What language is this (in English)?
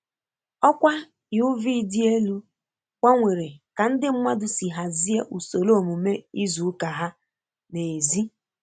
Igbo